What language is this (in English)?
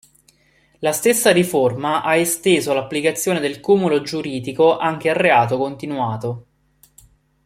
Italian